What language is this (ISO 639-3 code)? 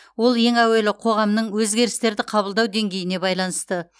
kaz